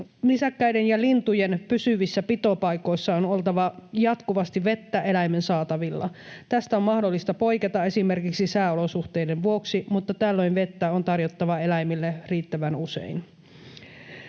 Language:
Finnish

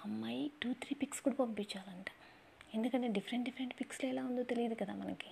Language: Telugu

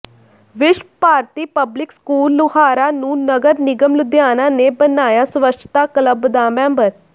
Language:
Punjabi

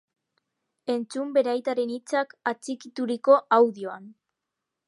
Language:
Basque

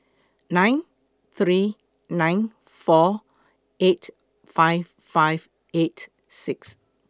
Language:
English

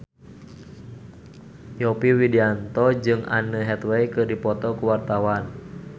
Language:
Sundanese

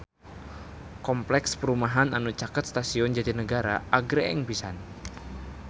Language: Sundanese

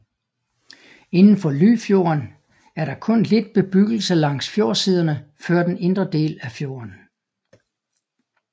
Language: Danish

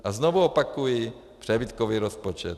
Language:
Czech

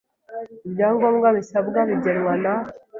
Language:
Kinyarwanda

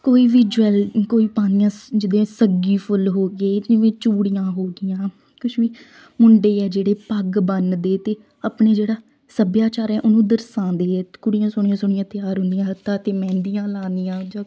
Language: Punjabi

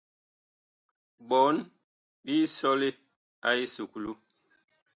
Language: Bakoko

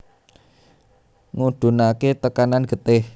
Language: Javanese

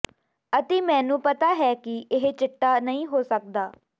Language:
Punjabi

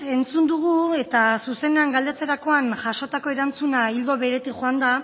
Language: Basque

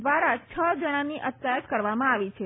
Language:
Gujarati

